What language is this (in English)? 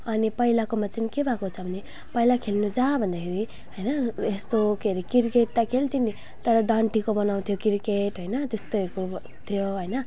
Nepali